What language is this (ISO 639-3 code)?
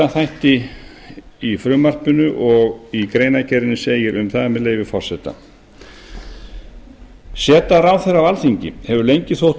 isl